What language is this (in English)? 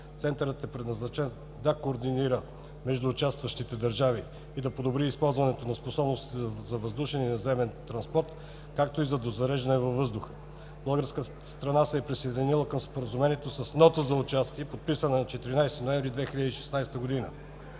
Bulgarian